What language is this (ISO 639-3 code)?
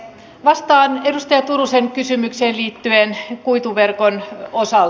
fin